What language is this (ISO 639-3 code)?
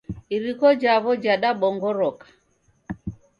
dav